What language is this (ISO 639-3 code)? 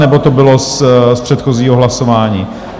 ces